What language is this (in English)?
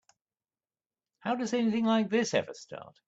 English